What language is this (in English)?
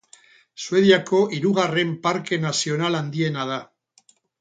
Basque